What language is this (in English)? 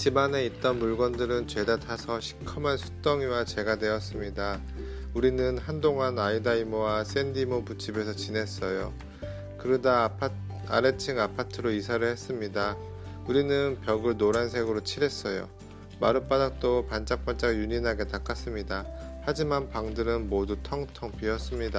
Korean